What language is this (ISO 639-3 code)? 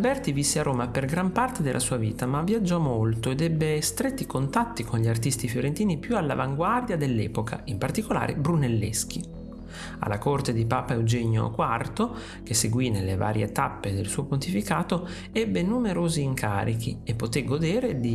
ita